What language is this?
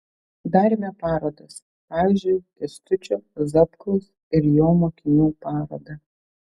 Lithuanian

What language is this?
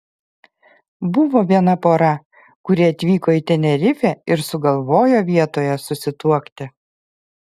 Lithuanian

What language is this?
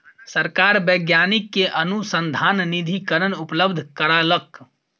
Maithili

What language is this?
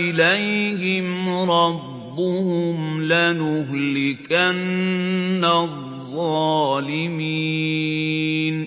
Arabic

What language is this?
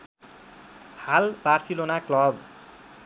Nepali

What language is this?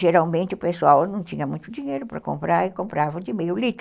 Portuguese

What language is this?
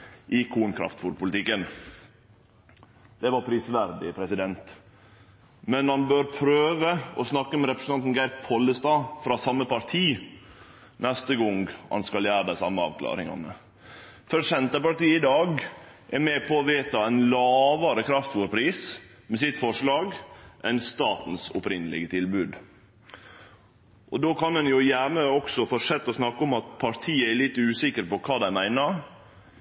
Norwegian Nynorsk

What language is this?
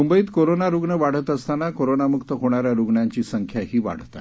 Marathi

